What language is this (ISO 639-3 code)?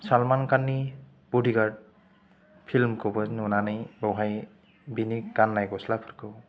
brx